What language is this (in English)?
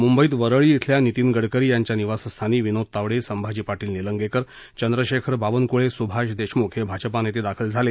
Marathi